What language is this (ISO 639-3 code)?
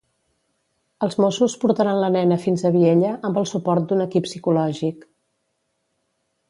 cat